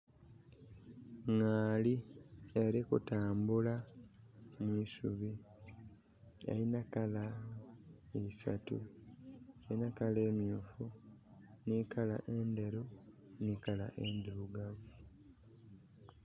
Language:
Soga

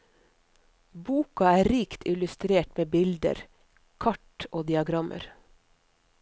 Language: Norwegian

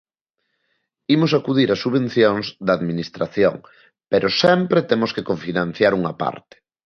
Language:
Galician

